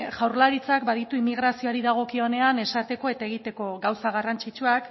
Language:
Basque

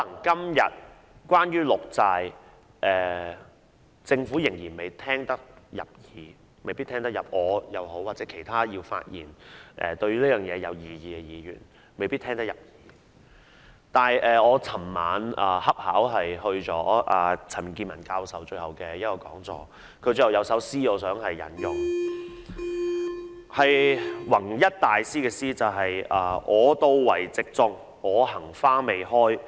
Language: Cantonese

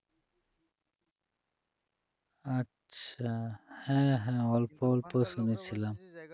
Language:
Bangla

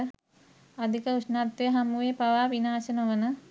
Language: Sinhala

